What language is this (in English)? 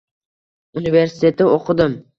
Uzbek